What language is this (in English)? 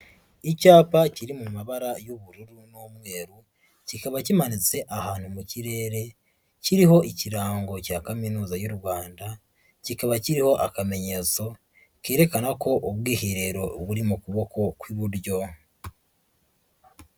Kinyarwanda